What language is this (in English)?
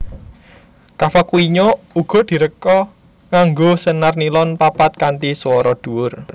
Javanese